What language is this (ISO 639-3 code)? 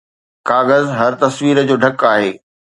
snd